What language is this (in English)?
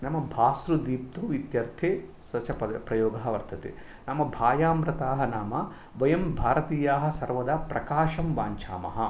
Sanskrit